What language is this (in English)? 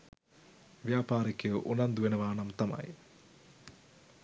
Sinhala